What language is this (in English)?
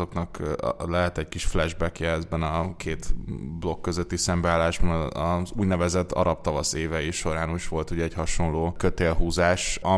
Hungarian